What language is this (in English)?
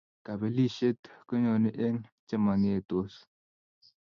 Kalenjin